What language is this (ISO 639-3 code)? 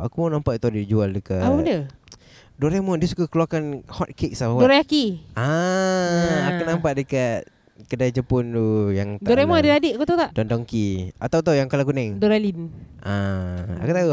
msa